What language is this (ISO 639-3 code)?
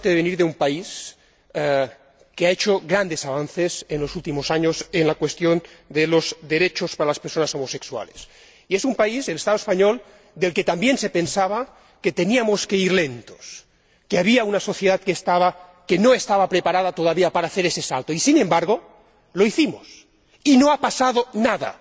spa